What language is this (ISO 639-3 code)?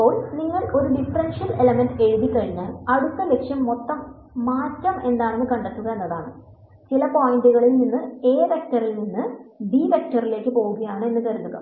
mal